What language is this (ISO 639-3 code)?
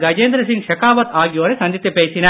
tam